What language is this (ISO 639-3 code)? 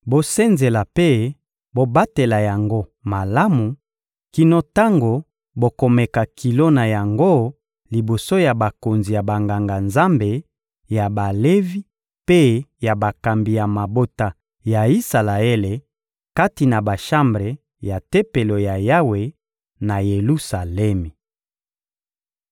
lin